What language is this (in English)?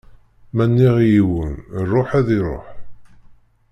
Kabyle